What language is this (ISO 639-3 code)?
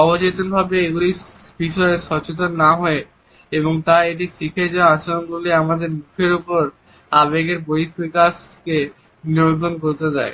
ben